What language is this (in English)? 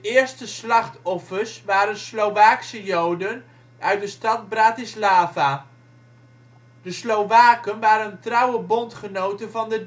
Dutch